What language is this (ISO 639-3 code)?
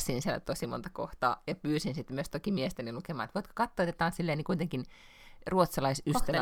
fin